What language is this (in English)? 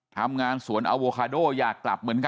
Thai